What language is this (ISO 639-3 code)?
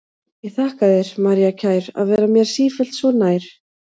isl